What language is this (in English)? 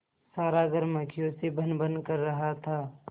Hindi